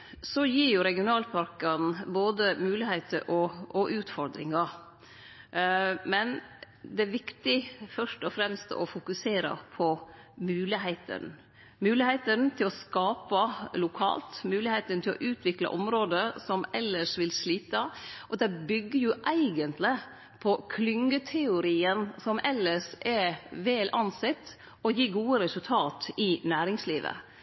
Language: Norwegian Nynorsk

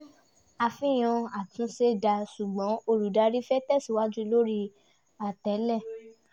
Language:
Yoruba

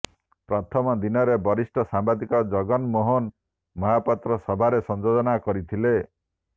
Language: Odia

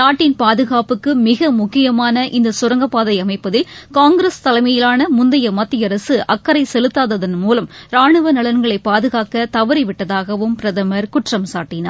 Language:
Tamil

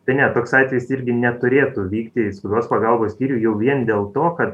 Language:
Lithuanian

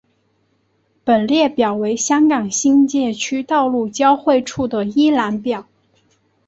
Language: Chinese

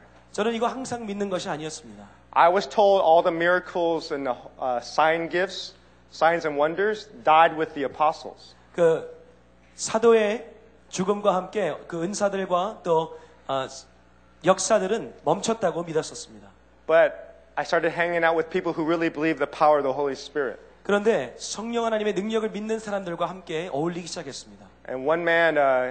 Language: Korean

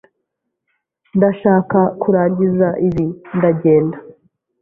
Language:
Kinyarwanda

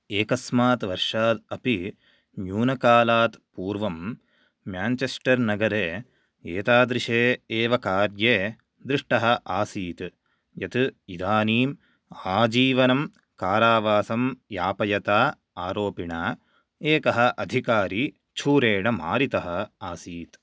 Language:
Sanskrit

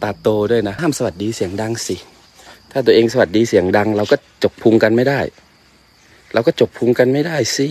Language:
Thai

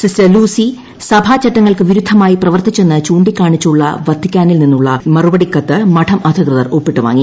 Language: Malayalam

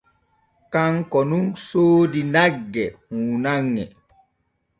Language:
Borgu Fulfulde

